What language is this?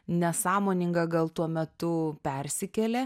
Lithuanian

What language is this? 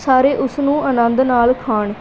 Punjabi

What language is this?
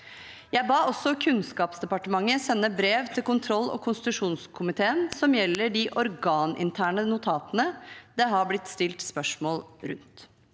Norwegian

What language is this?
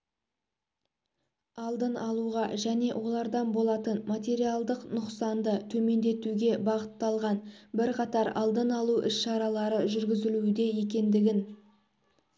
Kazakh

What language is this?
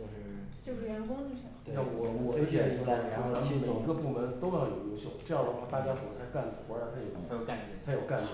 Chinese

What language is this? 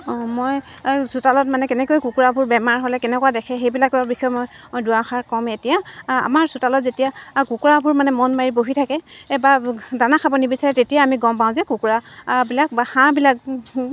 Assamese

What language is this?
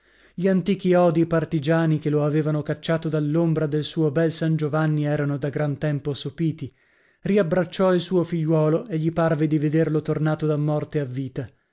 Italian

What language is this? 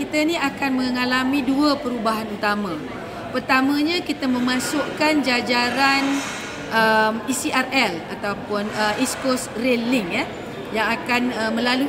Malay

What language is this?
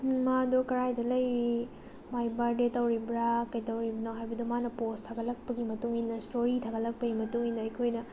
Manipuri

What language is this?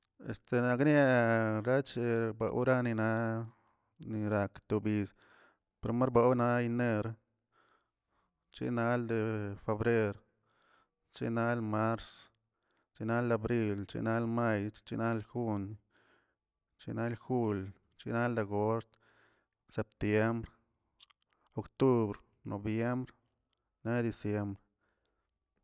Tilquiapan Zapotec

